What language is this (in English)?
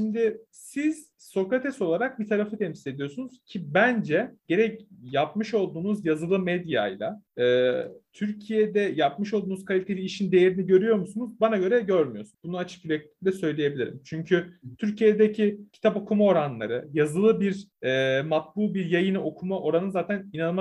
Turkish